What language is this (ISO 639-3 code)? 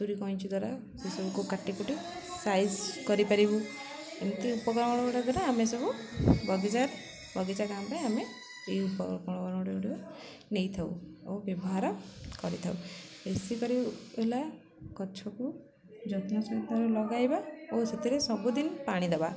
ori